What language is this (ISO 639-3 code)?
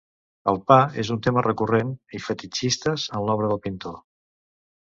cat